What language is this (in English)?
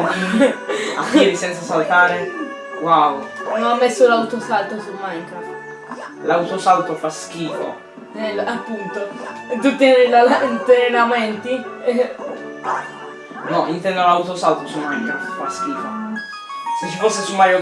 Italian